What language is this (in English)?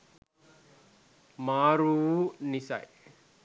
Sinhala